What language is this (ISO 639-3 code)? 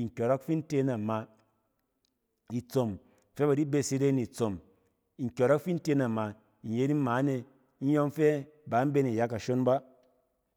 cen